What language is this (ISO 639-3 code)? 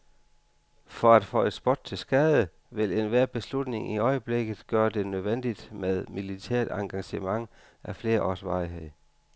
dan